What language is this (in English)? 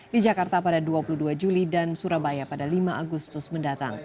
Indonesian